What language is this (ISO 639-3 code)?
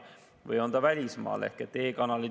est